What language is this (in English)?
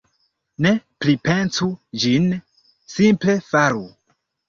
Esperanto